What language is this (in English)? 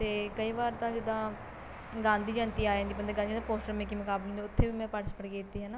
Punjabi